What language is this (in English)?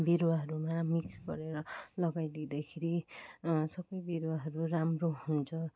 Nepali